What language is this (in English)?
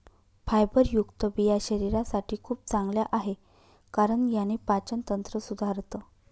Marathi